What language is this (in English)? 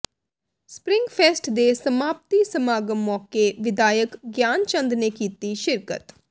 Punjabi